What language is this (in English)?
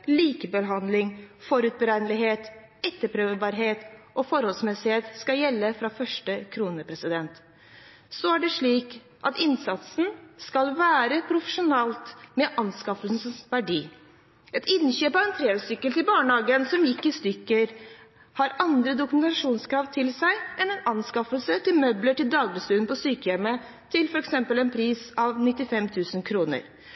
Norwegian Bokmål